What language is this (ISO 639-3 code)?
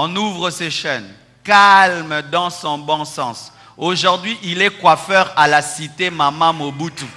fra